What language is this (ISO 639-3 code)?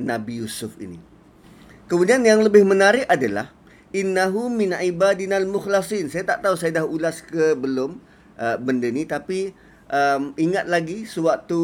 msa